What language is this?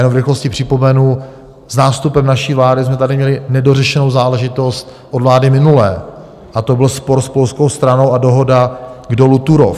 Czech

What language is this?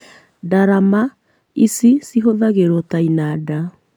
Kikuyu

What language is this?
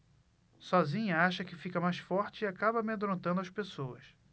Portuguese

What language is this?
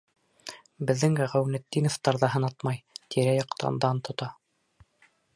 Bashkir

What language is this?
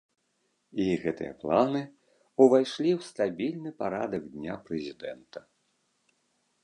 Belarusian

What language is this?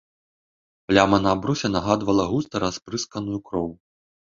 Belarusian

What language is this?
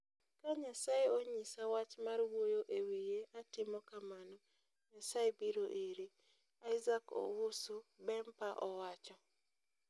Luo (Kenya and Tanzania)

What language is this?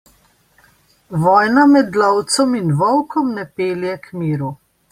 Slovenian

